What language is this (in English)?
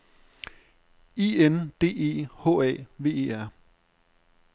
Danish